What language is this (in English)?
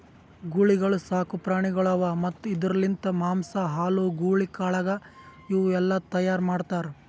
Kannada